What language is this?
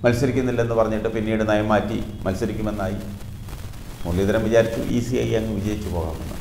Malayalam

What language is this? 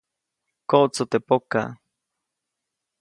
Copainalá Zoque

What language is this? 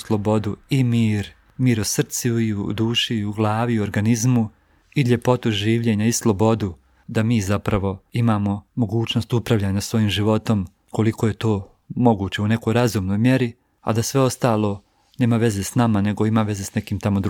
Croatian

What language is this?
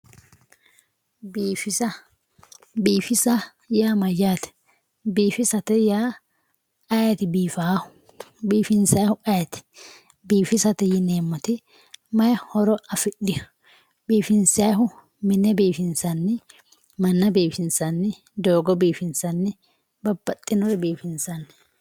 Sidamo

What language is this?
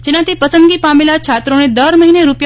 Gujarati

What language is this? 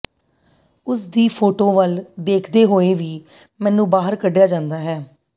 Punjabi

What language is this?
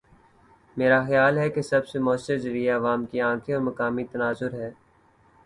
Urdu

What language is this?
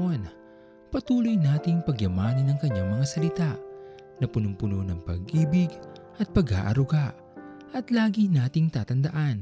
Filipino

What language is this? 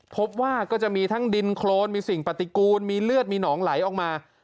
Thai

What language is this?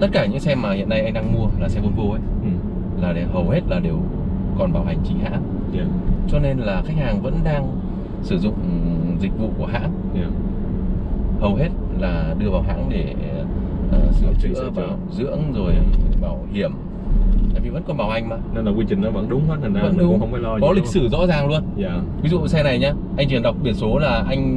Vietnamese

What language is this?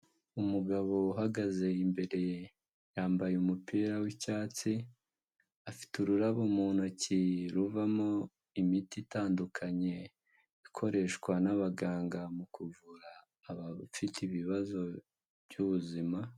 Kinyarwanda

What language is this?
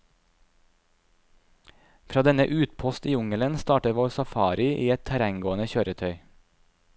Norwegian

